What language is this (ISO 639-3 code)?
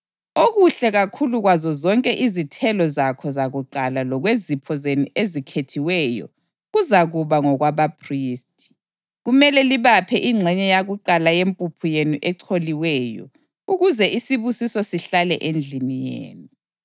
nde